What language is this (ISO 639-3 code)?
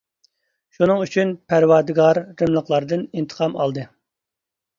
uig